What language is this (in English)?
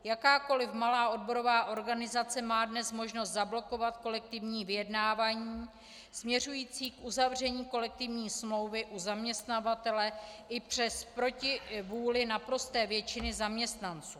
Czech